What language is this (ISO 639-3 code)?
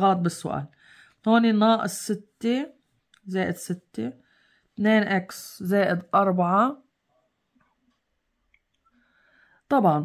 ara